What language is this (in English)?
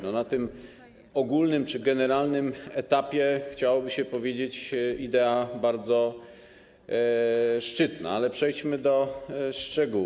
Polish